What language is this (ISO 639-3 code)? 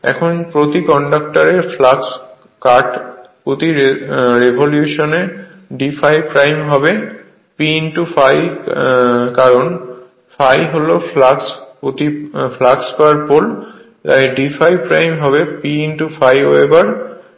ben